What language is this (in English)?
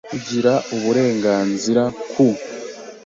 Kinyarwanda